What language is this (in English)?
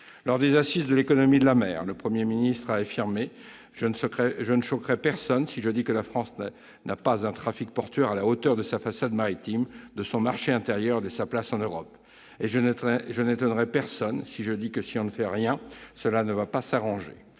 French